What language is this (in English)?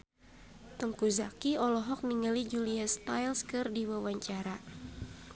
Sundanese